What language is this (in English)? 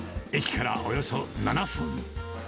Japanese